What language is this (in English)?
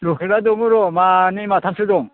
Bodo